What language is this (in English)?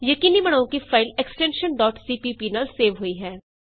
Punjabi